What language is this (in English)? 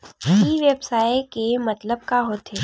Chhattisgarhi